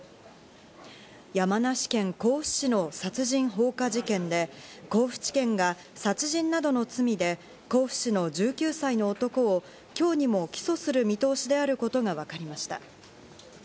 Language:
Japanese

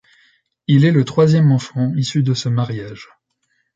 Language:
French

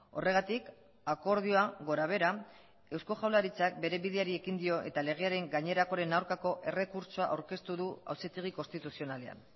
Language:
Basque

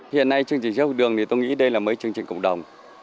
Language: Vietnamese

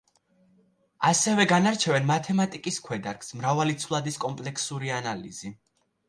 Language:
Georgian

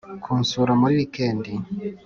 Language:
Kinyarwanda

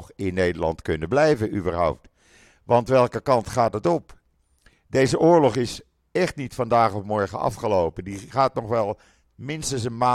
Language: Dutch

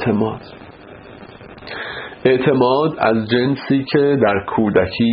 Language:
Persian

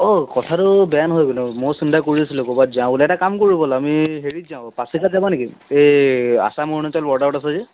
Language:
Assamese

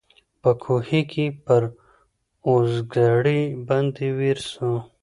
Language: Pashto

